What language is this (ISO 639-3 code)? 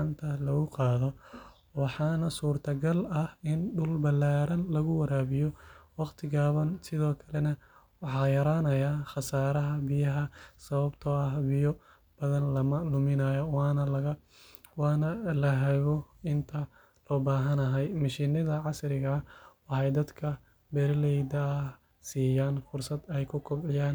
som